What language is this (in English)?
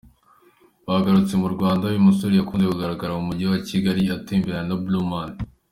Kinyarwanda